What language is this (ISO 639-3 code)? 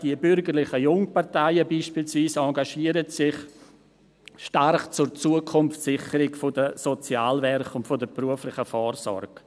gsw